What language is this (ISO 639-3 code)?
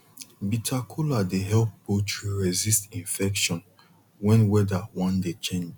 pcm